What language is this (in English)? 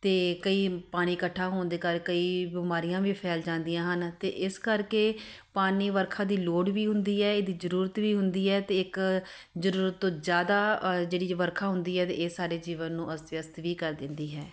Punjabi